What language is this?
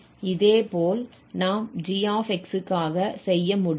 Tamil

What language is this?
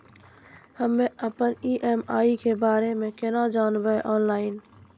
Maithili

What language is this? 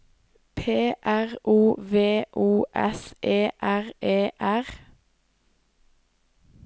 Norwegian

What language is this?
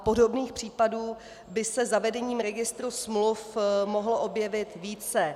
Czech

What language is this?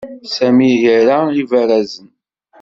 Kabyle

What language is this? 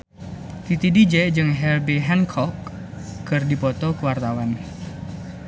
Sundanese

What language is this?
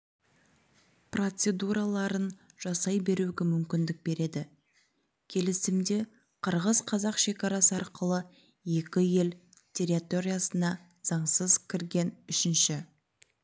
Kazakh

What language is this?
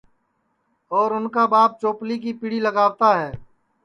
Sansi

